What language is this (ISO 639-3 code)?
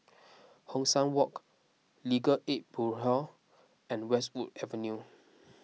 eng